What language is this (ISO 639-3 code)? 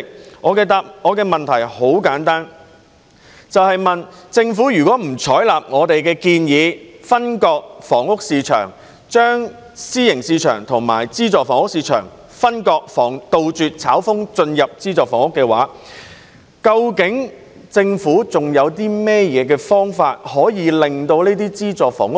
yue